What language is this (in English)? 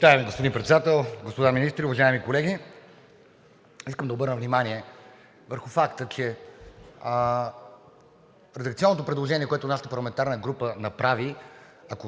Bulgarian